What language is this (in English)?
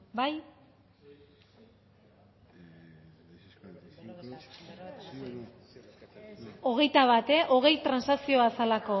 Basque